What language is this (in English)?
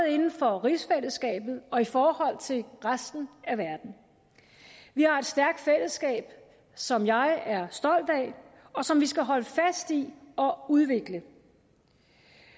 Danish